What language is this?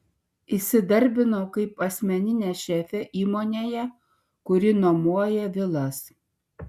Lithuanian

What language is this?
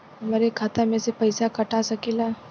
Bhojpuri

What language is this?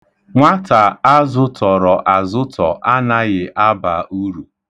Igbo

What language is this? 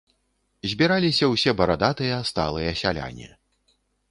Belarusian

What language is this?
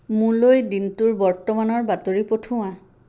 Assamese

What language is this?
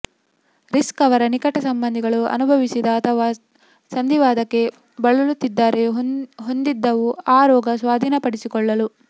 Kannada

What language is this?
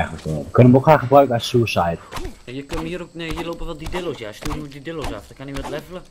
Dutch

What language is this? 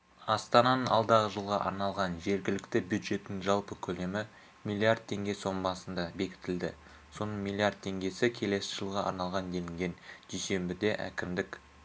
Kazakh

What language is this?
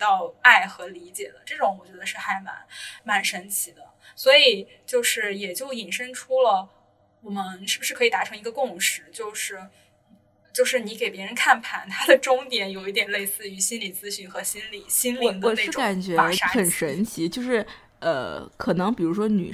Chinese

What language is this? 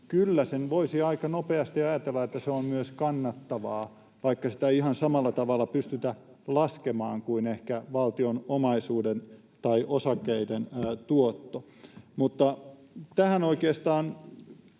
Finnish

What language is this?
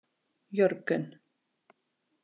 Icelandic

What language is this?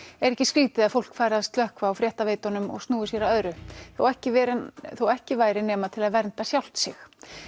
Icelandic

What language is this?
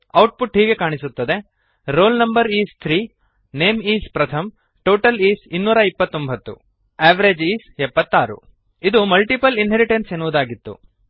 Kannada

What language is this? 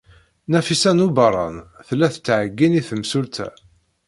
Kabyle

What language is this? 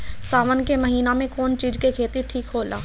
Bhojpuri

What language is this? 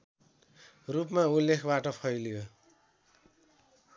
Nepali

